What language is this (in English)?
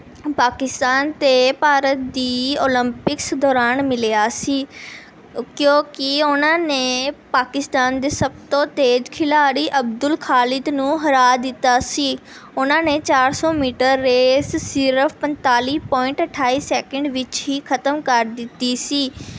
Punjabi